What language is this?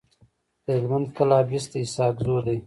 Pashto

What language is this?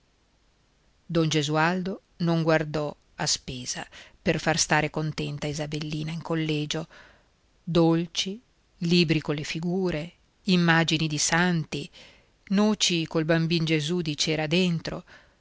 Italian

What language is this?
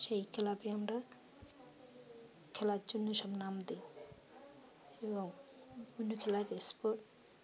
Bangla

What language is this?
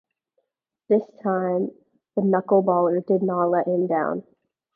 English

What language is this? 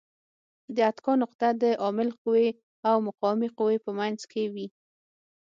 Pashto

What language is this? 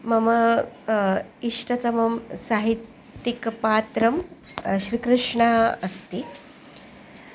Sanskrit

